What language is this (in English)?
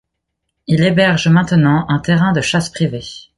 French